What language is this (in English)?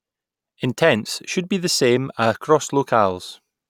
English